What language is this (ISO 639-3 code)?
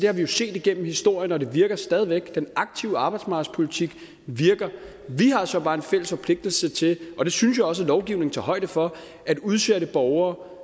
dan